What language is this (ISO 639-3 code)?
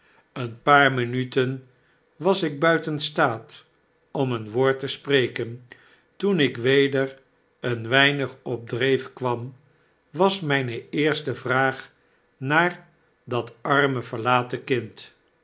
nld